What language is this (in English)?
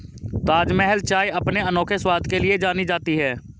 Hindi